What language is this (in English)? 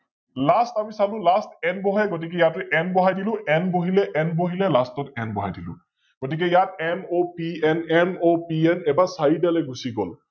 Assamese